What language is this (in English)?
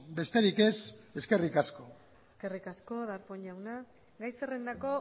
Basque